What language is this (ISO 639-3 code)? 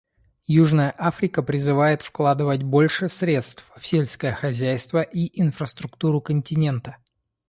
rus